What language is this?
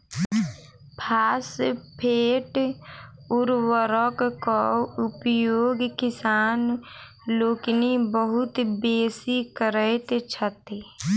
Maithili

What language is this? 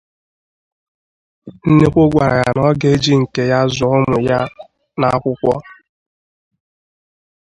Igbo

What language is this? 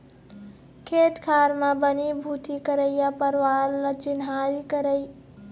Chhattisgarhi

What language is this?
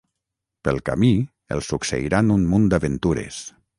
Catalan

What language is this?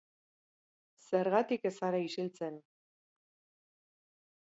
Basque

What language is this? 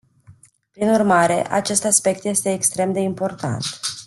Romanian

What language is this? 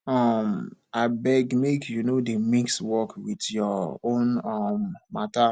Nigerian Pidgin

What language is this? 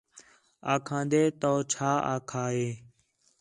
Khetrani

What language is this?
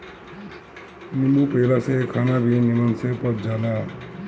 Bhojpuri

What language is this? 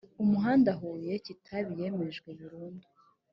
Kinyarwanda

